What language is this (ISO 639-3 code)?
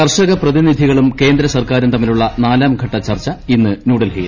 mal